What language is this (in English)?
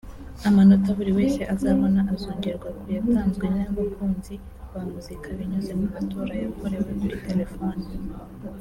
Kinyarwanda